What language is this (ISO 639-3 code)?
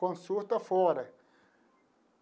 por